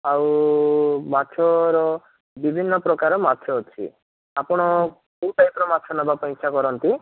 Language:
Odia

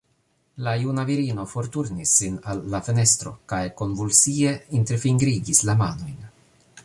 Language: Esperanto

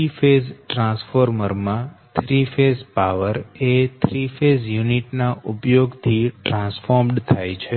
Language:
Gujarati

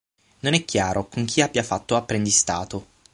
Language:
Italian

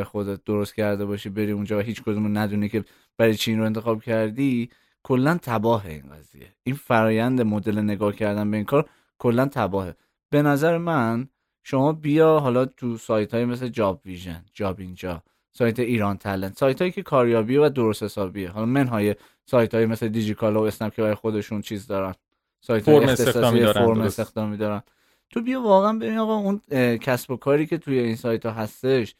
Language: Persian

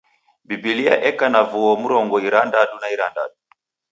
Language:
Taita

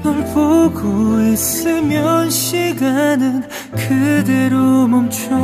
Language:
Korean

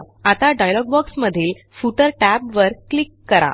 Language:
Marathi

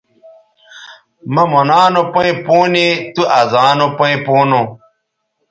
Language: Bateri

